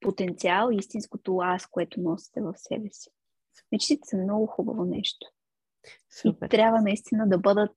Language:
Bulgarian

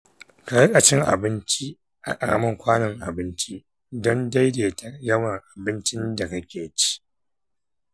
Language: Hausa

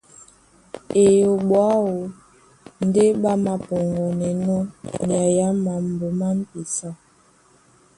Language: Duala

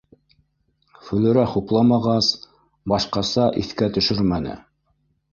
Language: Bashkir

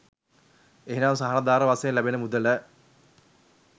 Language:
Sinhala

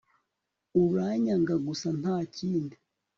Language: Kinyarwanda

